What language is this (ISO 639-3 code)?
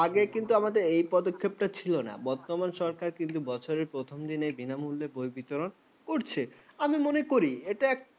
ben